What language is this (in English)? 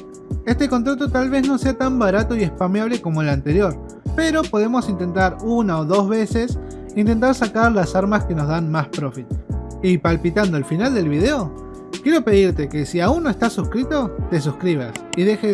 Spanish